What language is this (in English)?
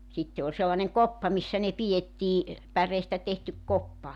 Finnish